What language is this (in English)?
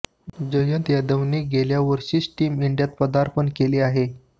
Marathi